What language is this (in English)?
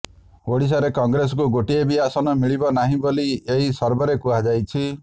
Odia